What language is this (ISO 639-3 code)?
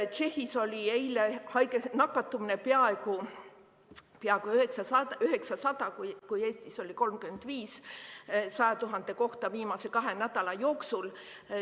est